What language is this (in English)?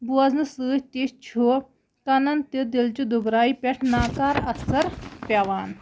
Kashmiri